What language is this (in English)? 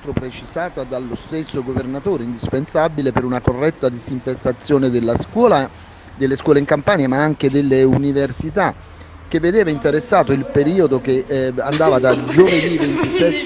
Italian